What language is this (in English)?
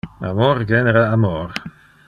Interlingua